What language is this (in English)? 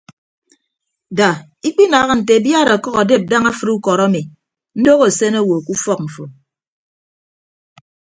Ibibio